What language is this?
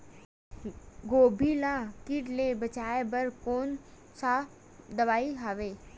Chhattisgarhi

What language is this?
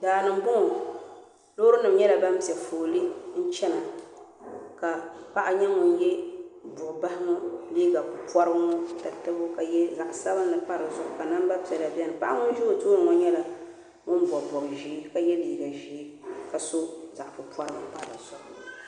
Dagbani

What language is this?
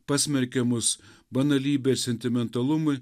Lithuanian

